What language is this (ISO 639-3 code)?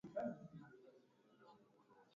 swa